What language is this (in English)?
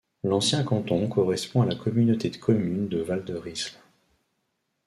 French